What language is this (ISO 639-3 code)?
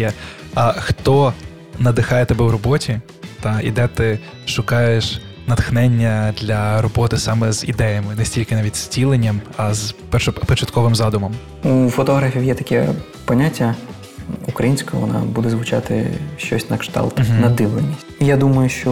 ukr